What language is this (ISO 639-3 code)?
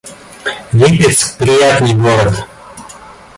rus